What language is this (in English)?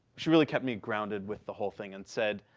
English